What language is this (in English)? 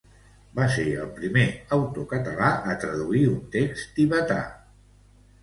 Catalan